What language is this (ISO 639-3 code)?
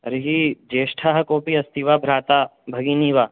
san